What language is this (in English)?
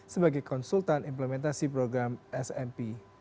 Indonesian